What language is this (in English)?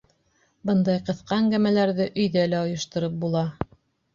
Bashkir